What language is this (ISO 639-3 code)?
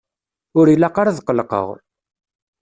kab